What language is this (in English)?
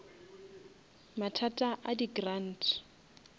Northern Sotho